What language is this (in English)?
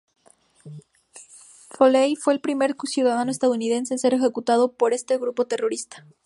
Spanish